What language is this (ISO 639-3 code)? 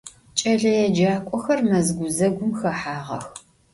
ady